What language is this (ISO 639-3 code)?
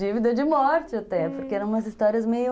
por